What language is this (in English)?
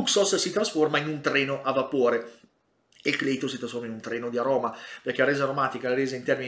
Italian